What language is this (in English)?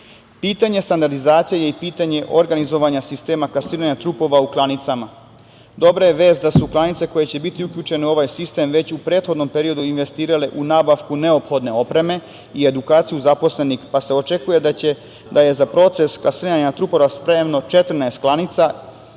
Serbian